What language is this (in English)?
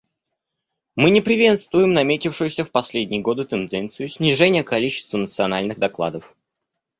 Russian